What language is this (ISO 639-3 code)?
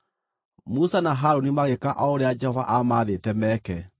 kik